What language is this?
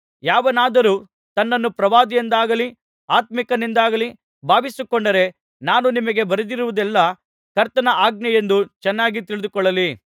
Kannada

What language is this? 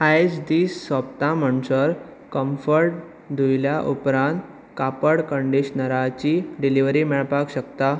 Konkani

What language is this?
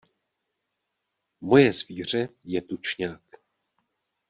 Czech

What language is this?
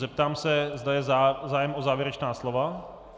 Czech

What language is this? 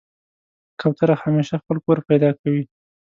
Pashto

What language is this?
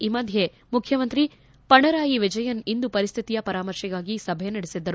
Kannada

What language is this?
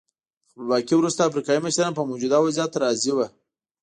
Pashto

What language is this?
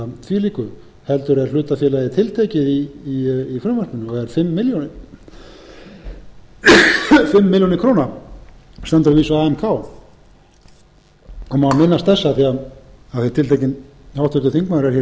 Icelandic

